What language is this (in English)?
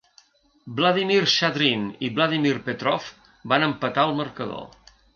Catalan